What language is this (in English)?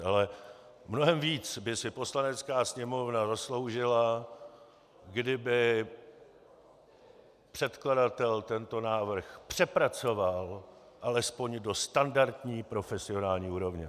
Czech